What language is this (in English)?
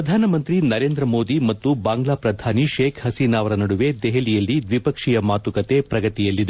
Kannada